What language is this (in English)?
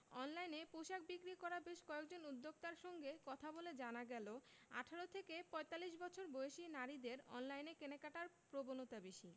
Bangla